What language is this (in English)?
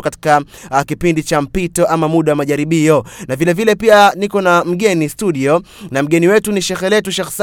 Swahili